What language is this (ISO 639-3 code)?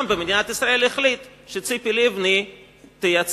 heb